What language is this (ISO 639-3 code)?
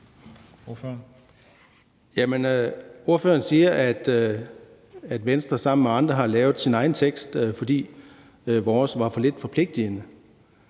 dan